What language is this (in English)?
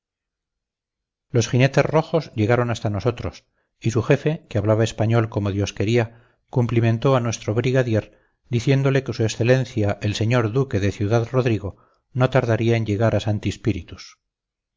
Spanish